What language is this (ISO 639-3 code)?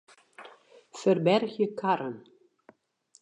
fry